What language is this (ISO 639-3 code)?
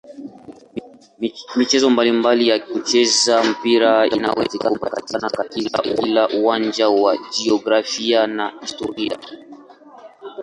swa